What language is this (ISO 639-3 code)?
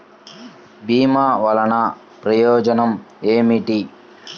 tel